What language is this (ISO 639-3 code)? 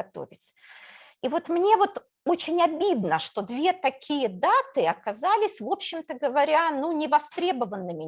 rus